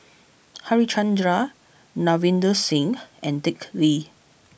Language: English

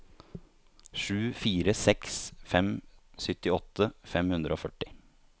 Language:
Norwegian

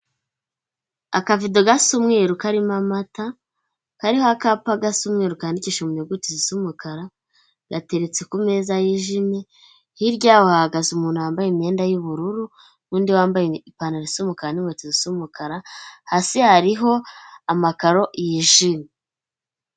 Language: Kinyarwanda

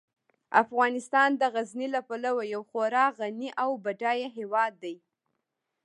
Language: Pashto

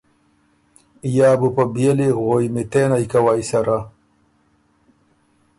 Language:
Ormuri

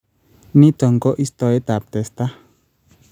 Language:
Kalenjin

